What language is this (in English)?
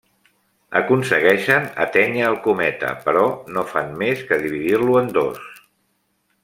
Catalan